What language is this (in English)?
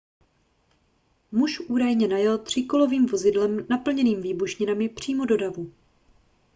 Czech